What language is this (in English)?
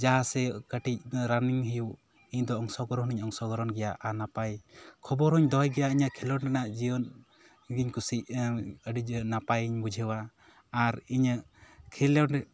Santali